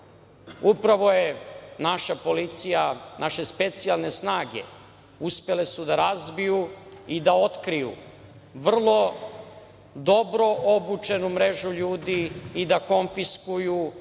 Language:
Serbian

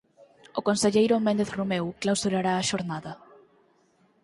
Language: Galician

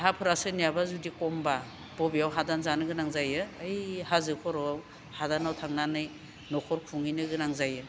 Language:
Bodo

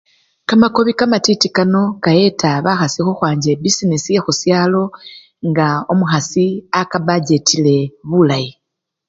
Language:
Luyia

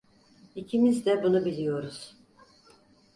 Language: Turkish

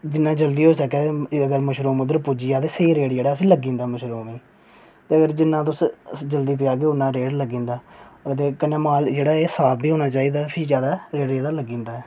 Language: Dogri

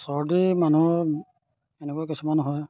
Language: Assamese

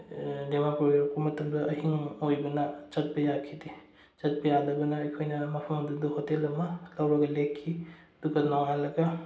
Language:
Manipuri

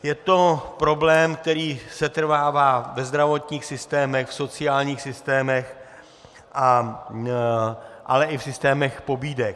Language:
Czech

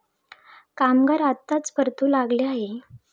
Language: Marathi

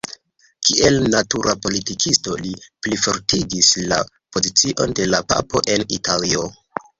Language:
Esperanto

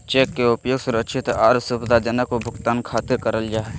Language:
Magahi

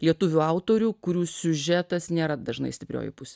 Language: Lithuanian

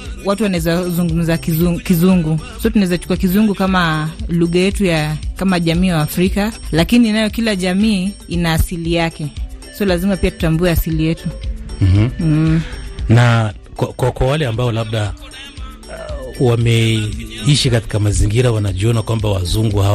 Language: Swahili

